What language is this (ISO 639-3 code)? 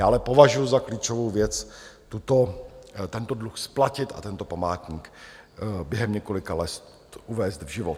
ces